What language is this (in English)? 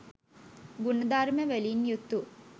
Sinhala